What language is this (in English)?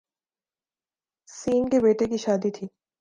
Urdu